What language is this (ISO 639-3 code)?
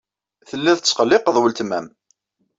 kab